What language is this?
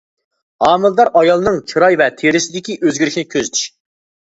Uyghur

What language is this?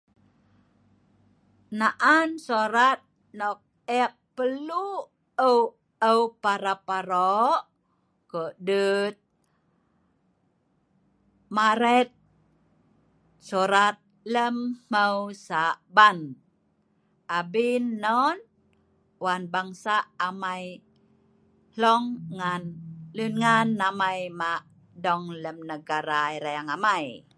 Sa'ban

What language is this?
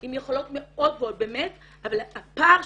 Hebrew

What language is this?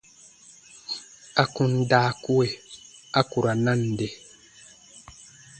Baatonum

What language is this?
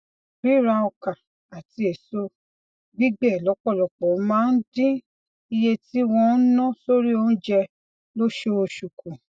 Yoruba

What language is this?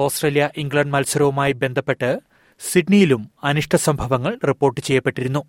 Malayalam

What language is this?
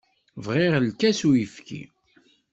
Kabyle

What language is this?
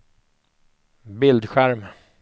Swedish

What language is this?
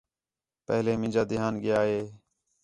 Khetrani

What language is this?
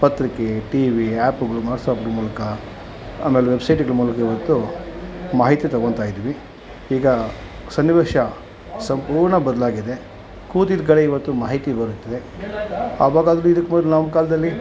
Kannada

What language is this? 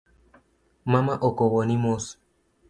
Luo (Kenya and Tanzania)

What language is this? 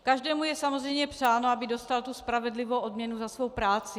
Czech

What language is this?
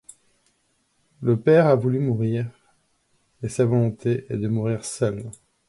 French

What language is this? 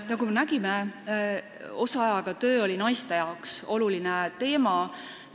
Estonian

